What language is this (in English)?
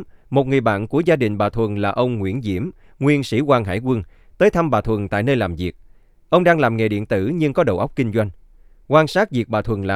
Vietnamese